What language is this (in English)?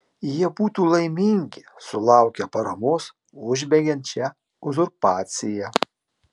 Lithuanian